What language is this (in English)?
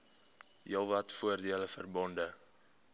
Afrikaans